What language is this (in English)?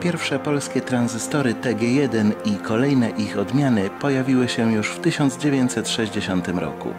Polish